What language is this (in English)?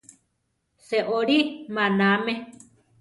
Central Tarahumara